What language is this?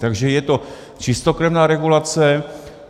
Czech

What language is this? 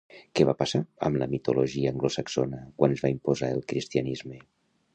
Catalan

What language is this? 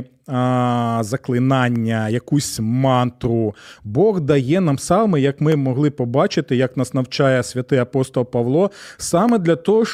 Ukrainian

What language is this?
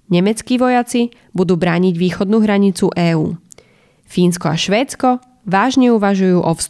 Slovak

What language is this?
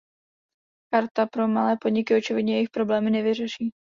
Czech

